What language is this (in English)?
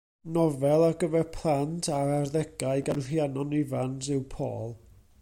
Welsh